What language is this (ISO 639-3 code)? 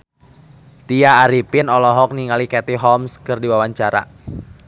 sun